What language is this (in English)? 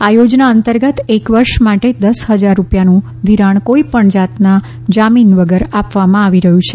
Gujarati